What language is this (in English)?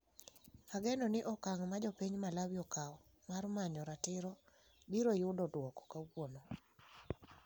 Luo (Kenya and Tanzania)